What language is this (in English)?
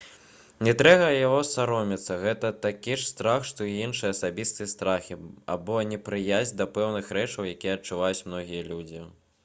Belarusian